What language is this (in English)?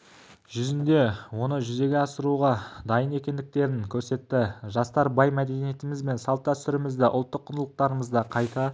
Kazakh